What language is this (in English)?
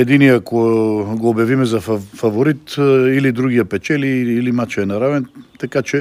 Bulgarian